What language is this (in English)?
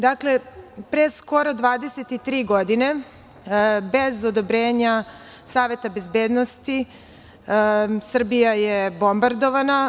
Serbian